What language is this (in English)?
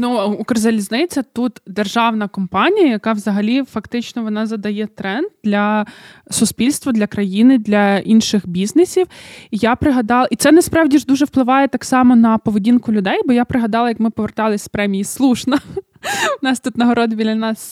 Ukrainian